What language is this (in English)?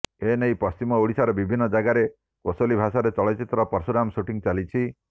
Odia